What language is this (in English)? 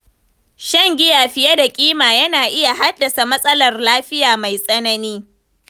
Hausa